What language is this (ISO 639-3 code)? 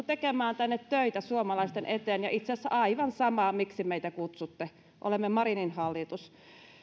fin